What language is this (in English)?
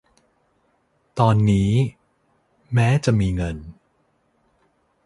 Thai